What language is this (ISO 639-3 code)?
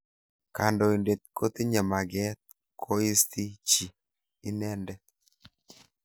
kln